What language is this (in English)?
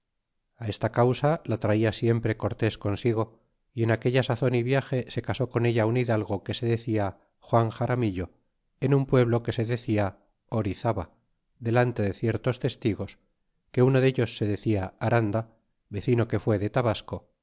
Spanish